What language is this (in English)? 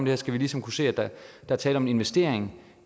Danish